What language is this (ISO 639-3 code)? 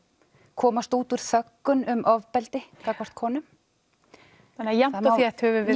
isl